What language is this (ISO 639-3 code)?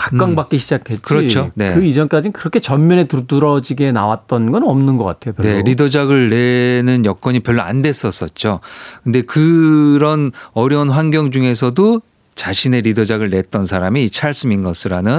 kor